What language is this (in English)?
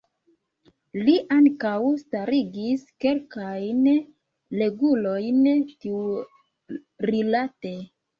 Esperanto